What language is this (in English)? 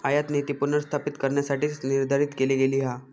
Marathi